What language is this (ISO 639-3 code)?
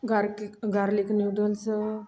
pan